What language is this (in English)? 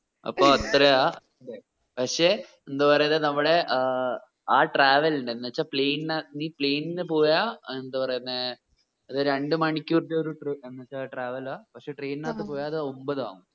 Malayalam